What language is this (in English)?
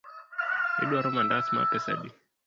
Luo (Kenya and Tanzania)